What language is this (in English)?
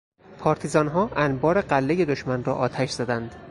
Persian